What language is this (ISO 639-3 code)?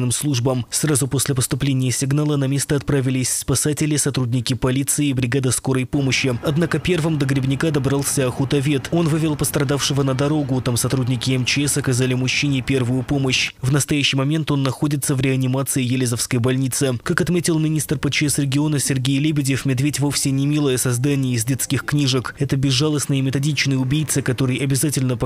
rus